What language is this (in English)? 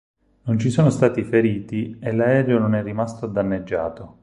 Italian